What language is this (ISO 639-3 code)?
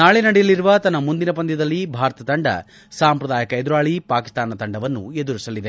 kan